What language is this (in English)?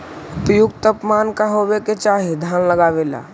Magahi